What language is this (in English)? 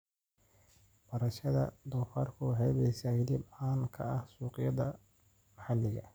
Somali